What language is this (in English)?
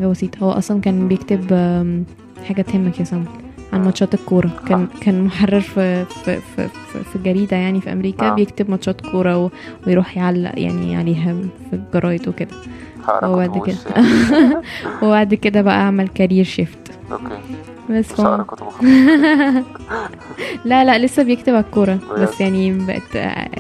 Arabic